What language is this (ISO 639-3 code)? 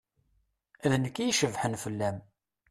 kab